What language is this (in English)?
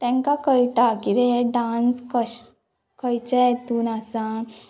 Konkani